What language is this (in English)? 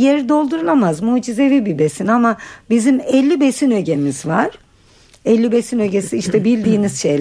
Turkish